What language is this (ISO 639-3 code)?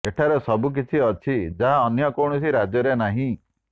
ori